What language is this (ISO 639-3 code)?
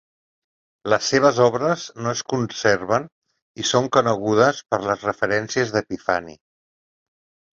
cat